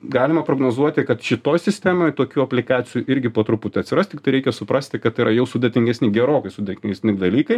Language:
Lithuanian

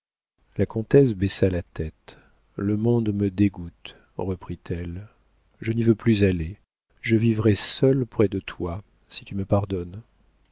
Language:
French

